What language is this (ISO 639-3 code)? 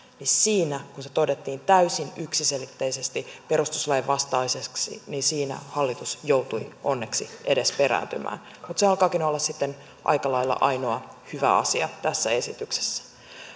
fin